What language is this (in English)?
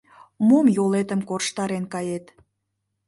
Mari